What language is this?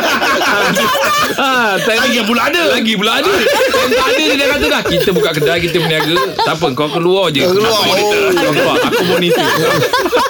Malay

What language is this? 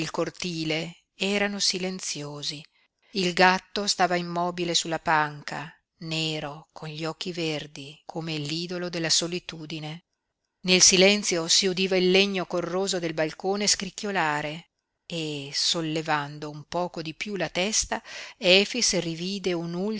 Italian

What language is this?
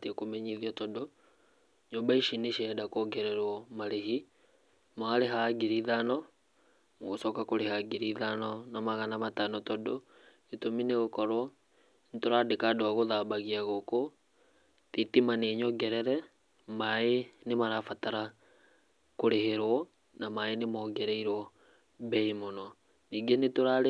Kikuyu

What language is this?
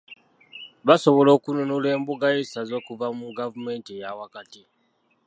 Ganda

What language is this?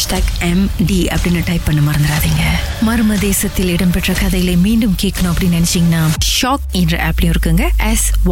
Tamil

